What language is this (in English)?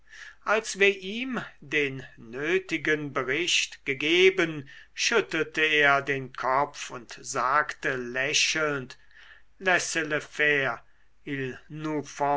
German